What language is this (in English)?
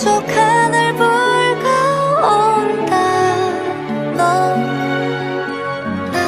Korean